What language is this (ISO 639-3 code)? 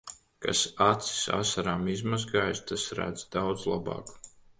lav